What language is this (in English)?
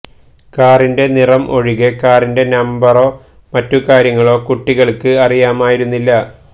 Malayalam